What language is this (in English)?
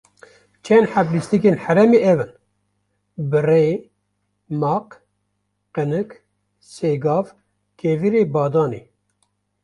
Kurdish